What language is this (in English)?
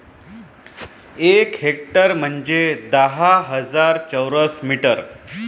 Marathi